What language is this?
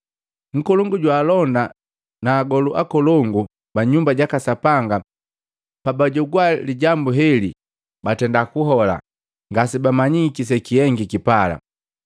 Matengo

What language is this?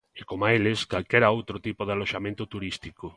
Galician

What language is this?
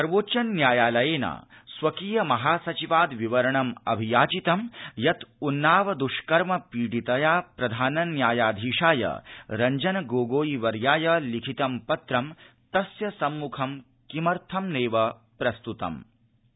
Sanskrit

